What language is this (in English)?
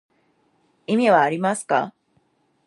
Japanese